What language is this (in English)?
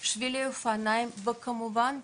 Hebrew